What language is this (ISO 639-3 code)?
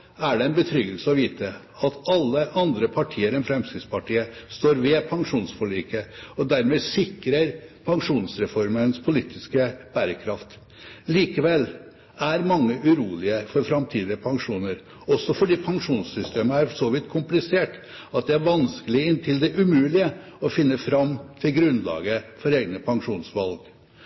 nob